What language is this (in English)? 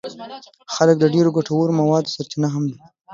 Pashto